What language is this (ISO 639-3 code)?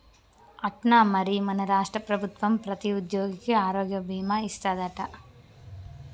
tel